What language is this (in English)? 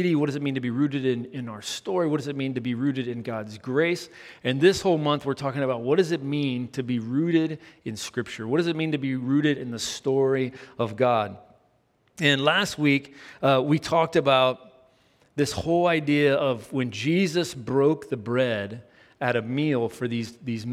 English